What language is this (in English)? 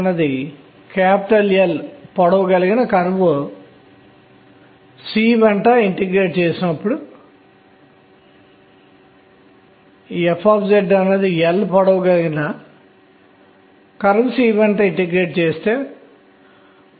Telugu